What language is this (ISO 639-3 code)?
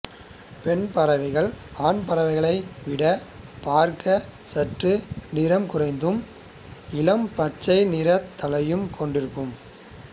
tam